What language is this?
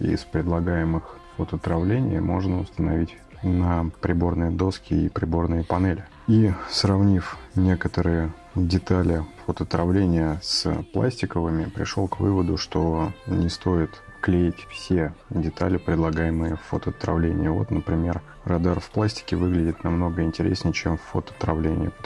Russian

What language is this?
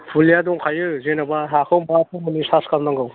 Bodo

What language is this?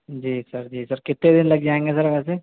Urdu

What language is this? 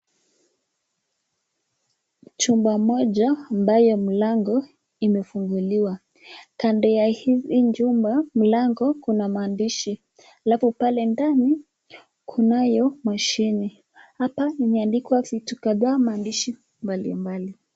Swahili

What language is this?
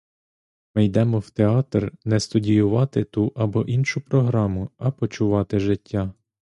Ukrainian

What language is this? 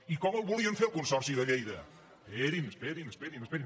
Catalan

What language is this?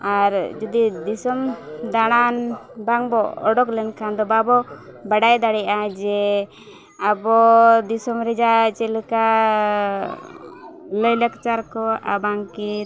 Santali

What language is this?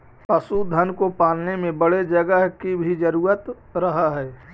Magahi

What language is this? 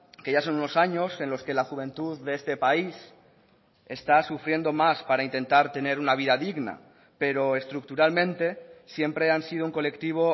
Spanish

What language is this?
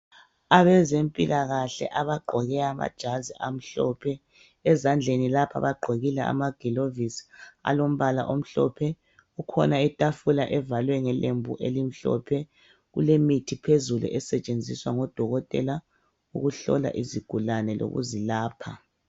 North Ndebele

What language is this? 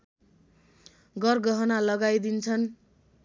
Nepali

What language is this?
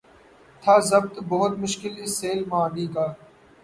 Urdu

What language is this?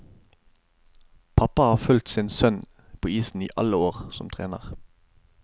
Norwegian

